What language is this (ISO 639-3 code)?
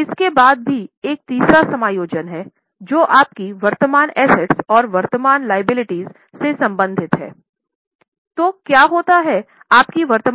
hin